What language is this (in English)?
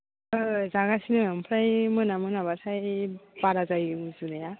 Bodo